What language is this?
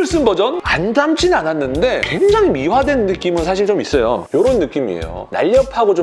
Korean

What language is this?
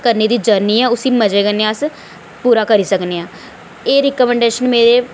Dogri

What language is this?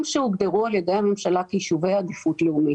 Hebrew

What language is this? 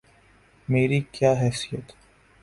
Urdu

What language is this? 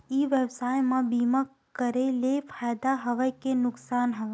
Chhattisgarhi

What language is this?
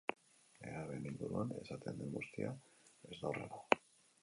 Basque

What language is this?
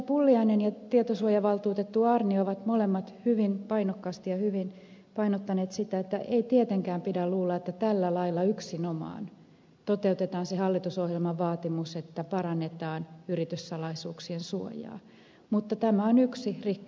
Finnish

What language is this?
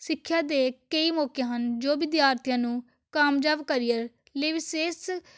Punjabi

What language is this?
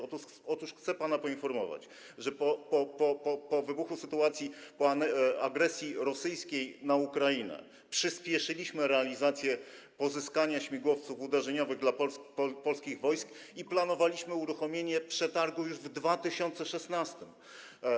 Polish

